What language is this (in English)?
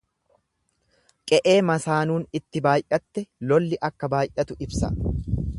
Oromo